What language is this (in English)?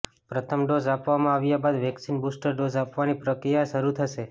Gujarati